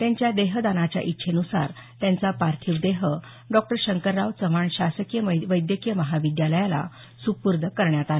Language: Marathi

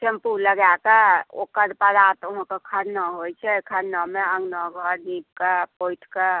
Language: Maithili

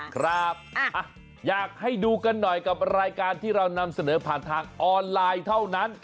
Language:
Thai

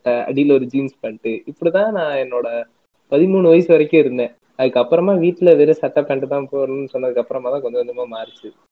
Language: Tamil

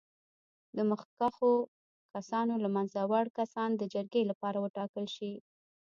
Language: Pashto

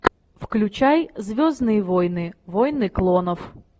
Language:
Russian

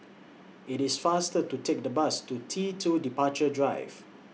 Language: English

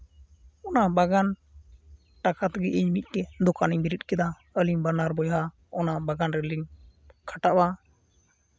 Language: Santali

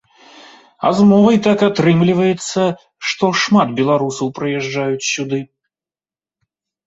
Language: Belarusian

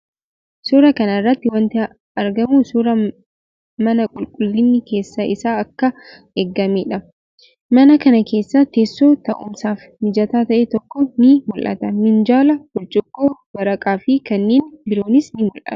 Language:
Oromo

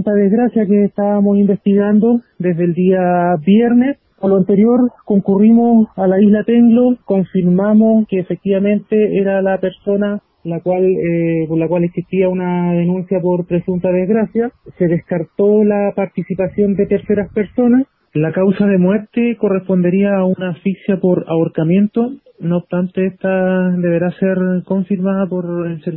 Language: Spanish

